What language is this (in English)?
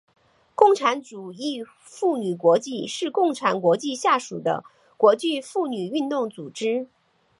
Chinese